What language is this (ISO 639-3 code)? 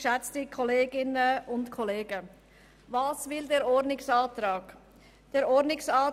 gsw